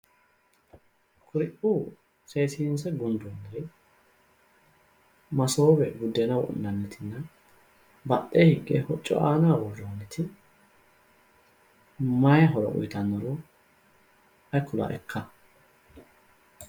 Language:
Sidamo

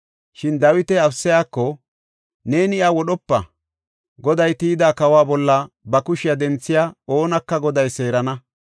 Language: Gofa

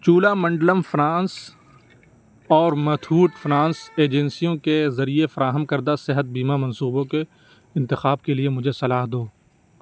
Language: Urdu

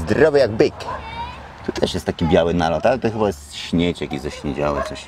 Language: Polish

